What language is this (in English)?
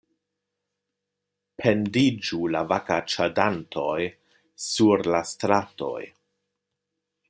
Esperanto